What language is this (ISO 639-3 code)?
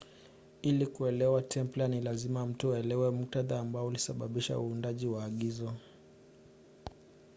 swa